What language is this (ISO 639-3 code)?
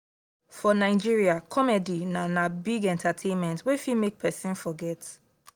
pcm